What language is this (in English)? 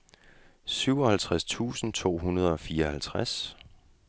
Danish